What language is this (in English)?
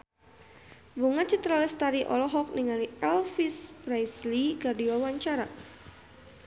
Sundanese